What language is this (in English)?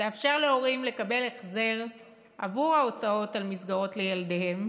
Hebrew